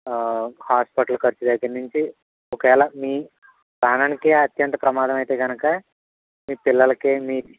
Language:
Telugu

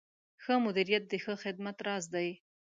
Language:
Pashto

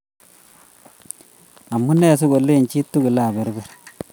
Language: Kalenjin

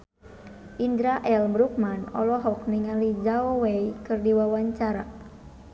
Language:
Sundanese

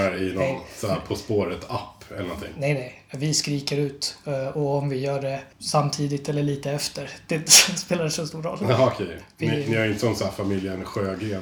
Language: Swedish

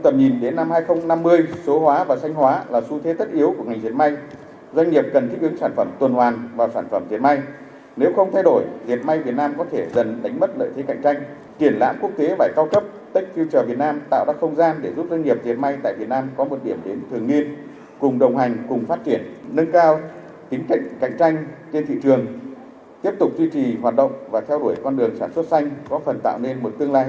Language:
Vietnamese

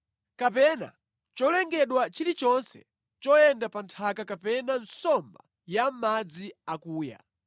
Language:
Nyanja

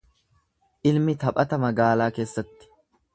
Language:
Oromo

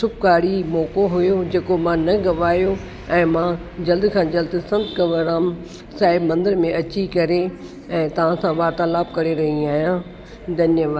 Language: Sindhi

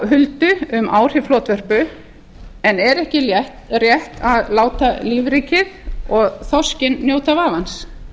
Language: Icelandic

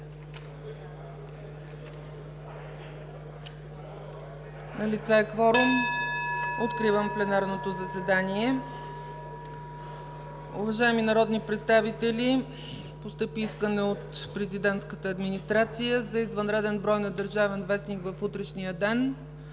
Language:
Bulgarian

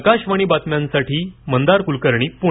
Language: Marathi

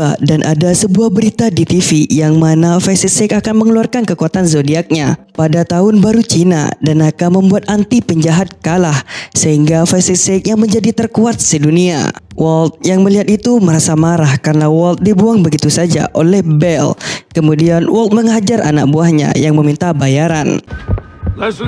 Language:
Indonesian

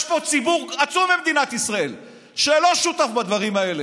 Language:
Hebrew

